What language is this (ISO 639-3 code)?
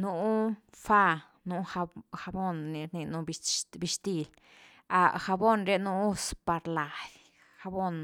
ztu